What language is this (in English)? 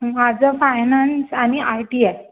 Marathi